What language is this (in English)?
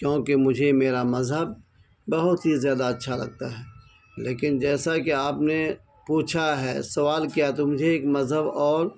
Urdu